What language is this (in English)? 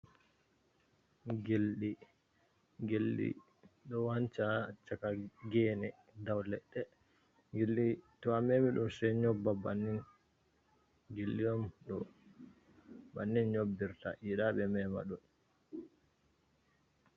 Fula